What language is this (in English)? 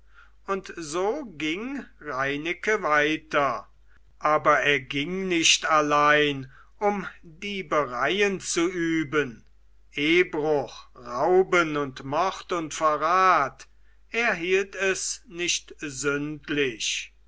German